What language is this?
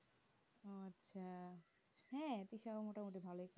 Bangla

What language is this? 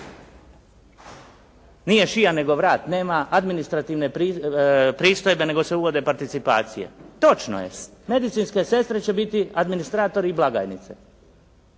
Croatian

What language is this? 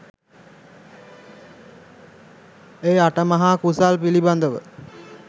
Sinhala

